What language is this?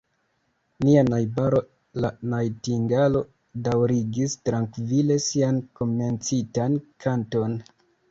Esperanto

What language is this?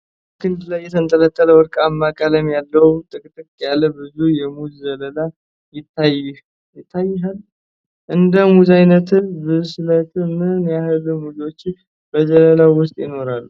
Amharic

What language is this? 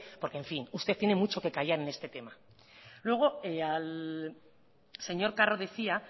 Spanish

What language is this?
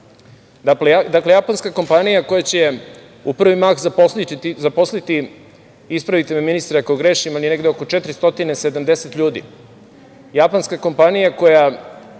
Serbian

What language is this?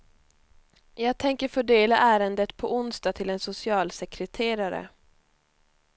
Swedish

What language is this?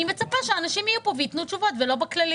Hebrew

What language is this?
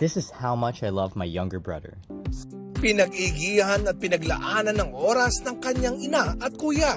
Filipino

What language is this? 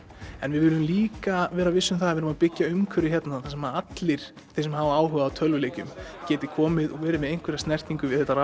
Icelandic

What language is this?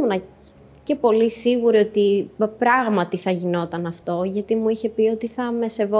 Greek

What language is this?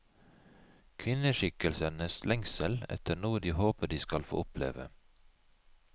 Norwegian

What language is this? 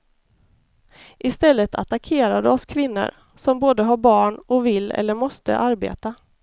Swedish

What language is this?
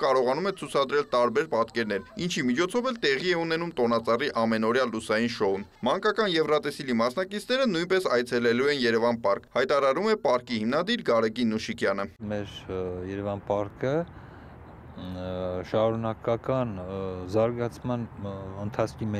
Turkish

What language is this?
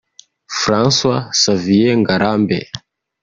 Kinyarwanda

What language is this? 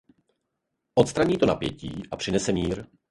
Czech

